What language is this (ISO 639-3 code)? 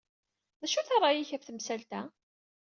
kab